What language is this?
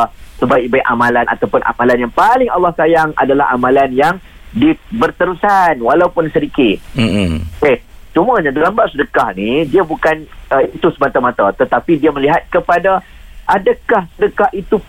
Malay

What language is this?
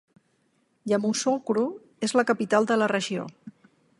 Catalan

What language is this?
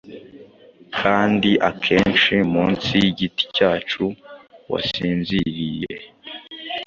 Kinyarwanda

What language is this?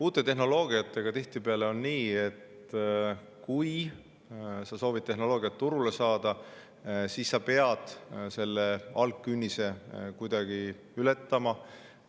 Estonian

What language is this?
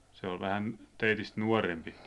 Finnish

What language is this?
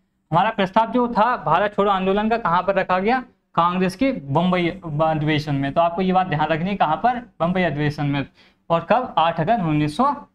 Hindi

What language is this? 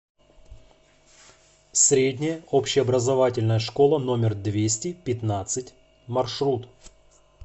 Russian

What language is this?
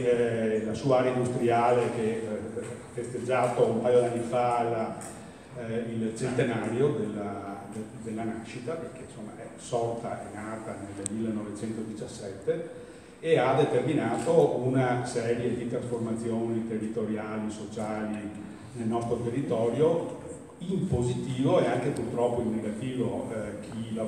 Italian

